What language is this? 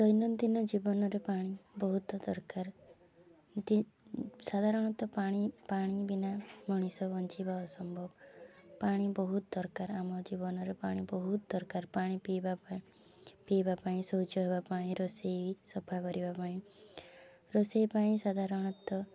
Odia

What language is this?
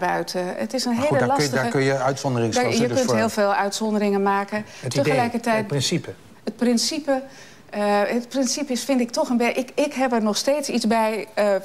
Dutch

